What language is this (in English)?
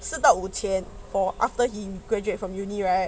English